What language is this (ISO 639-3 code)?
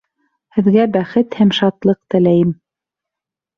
bak